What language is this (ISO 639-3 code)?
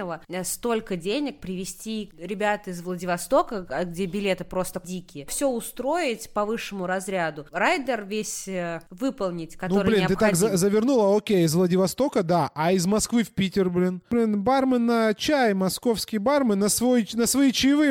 rus